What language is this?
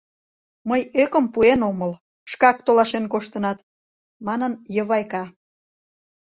Mari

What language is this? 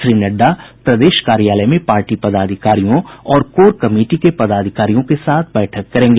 Hindi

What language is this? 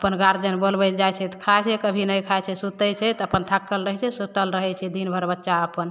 Maithili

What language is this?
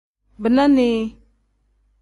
Tem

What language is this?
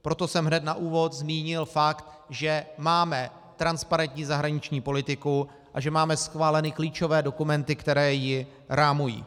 Czech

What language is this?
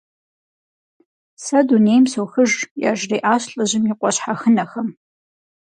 Kabardian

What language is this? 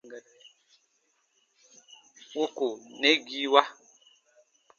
Baatonum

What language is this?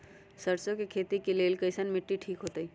Magahi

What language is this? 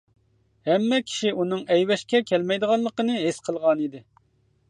Uyghur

